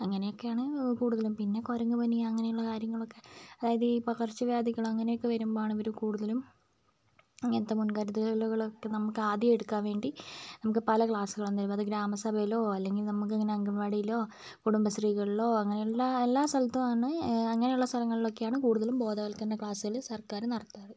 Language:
Malayalam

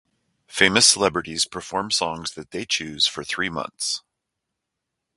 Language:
English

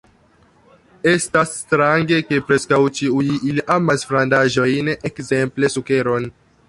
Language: Esperanto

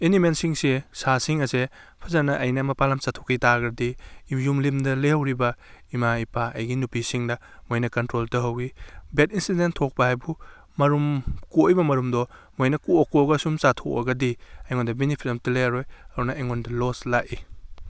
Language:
Manipuri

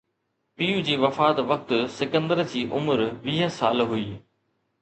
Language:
Sindhi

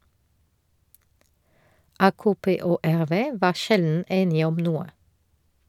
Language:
Norwegian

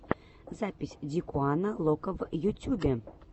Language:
Russian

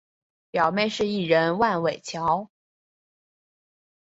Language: Chinese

